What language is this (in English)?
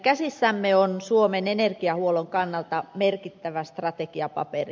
Finnish